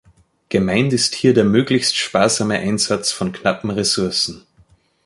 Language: German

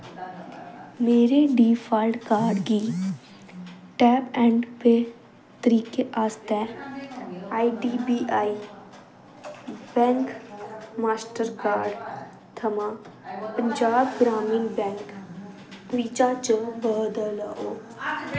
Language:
Dogri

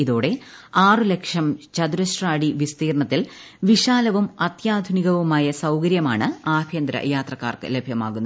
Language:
Malayalam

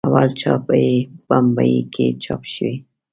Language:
Pashto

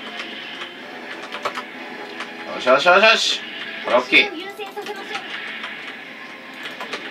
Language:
Japanese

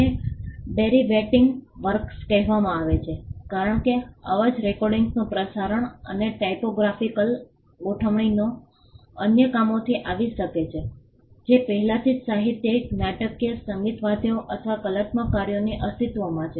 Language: Gujarati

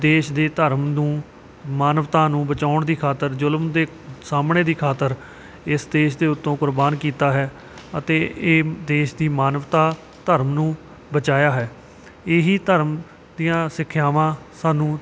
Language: Punjabi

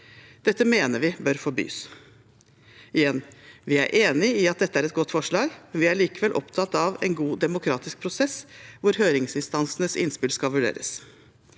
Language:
Norwegian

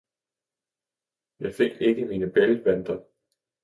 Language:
Danish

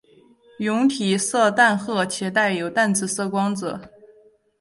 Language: Chinese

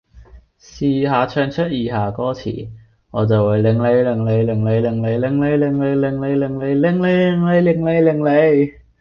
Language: Cantonese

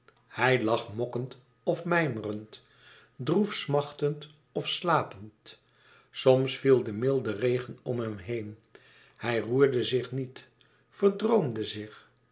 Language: Dutch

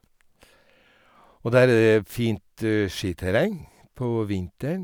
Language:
Norwegian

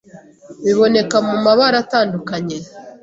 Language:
Kinyarwanda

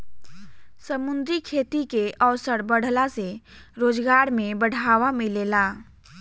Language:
Bhojpuri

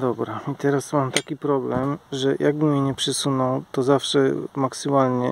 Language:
Polish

